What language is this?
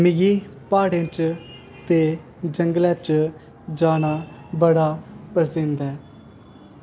Dogri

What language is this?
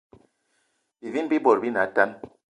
Eton (Cameroon)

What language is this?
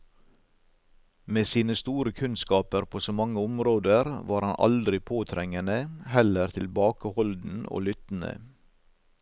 Norwegian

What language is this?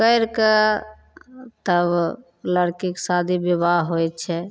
Maithili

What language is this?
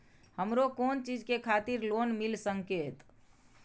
Maithili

